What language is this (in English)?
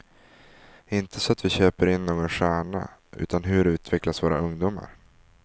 Swedish